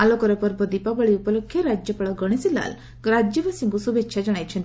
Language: Odia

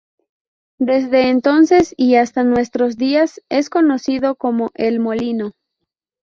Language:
Spanish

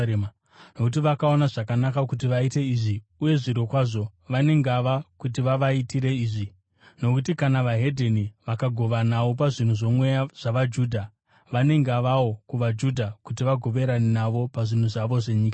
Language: Shona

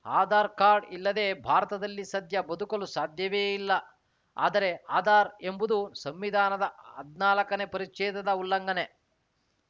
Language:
Kannada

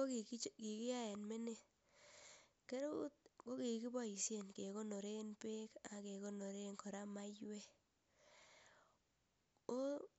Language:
Kalenjin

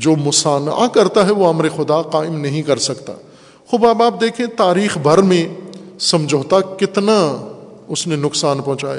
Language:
Urdu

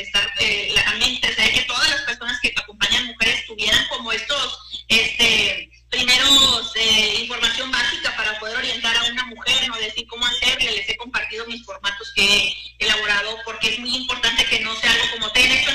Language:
Spanish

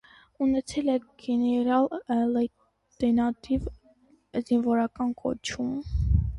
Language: Armenian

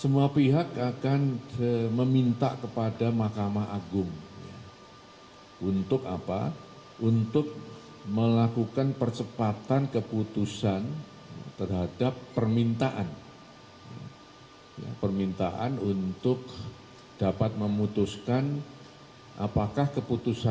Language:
Indonesian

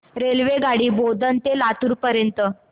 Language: Marathi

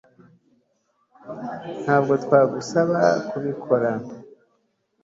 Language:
Kinyarwanda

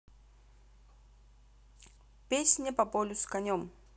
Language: Russian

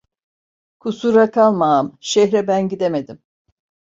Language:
Turkish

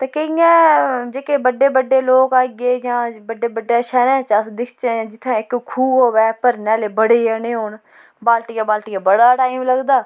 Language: Dogri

